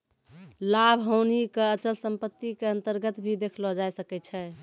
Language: Maithili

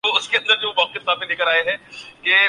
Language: Urdu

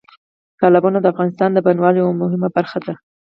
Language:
Pashto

